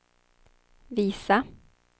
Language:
Swedish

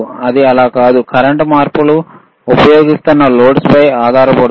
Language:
Telugu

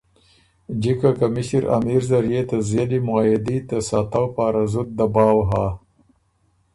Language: Ormuri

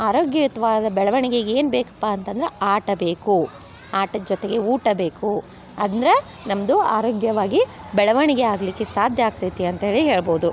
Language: Kannada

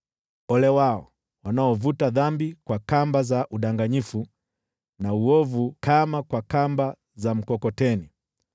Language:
Swahili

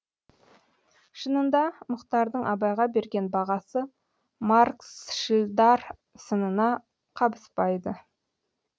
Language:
Kazakh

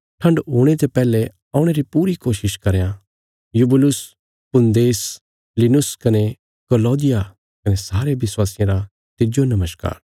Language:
Bilaspuri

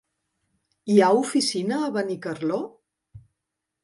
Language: Catalan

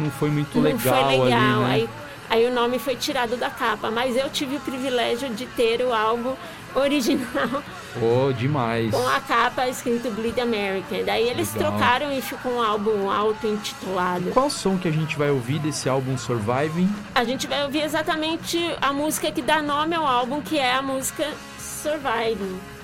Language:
Portuguese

